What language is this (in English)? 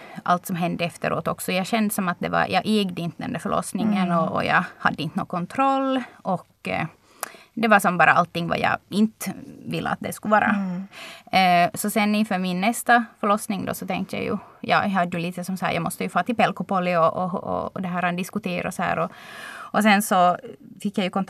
Swedish